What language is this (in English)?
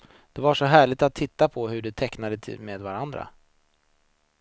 Swedish